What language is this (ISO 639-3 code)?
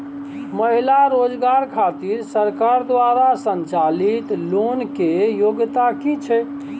mai